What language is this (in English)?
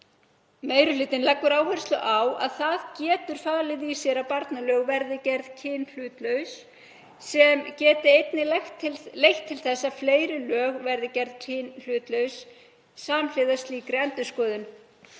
Icelandic